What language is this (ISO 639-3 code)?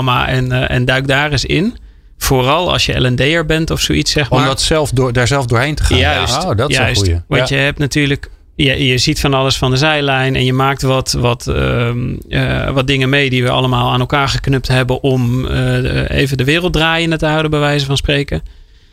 nld